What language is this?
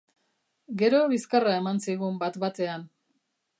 Basque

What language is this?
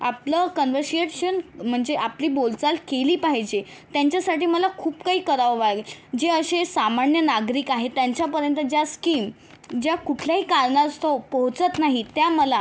Marathi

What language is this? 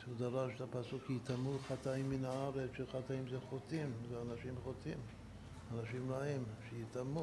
Hebrew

